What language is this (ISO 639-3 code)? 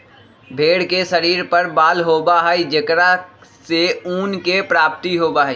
mag